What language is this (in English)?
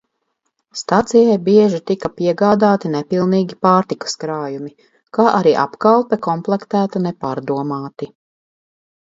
Latvian